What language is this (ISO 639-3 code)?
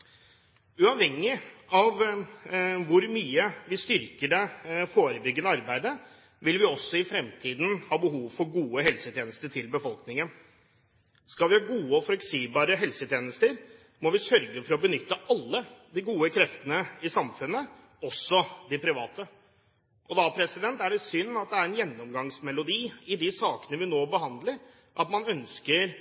nob